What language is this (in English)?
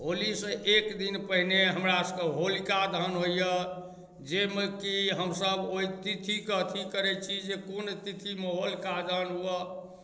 Maithili